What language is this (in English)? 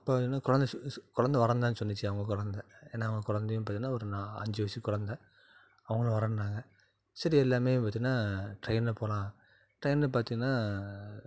Tamil